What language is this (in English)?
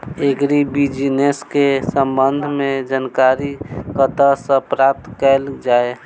Maithili